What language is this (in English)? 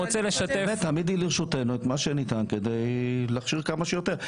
Hebrew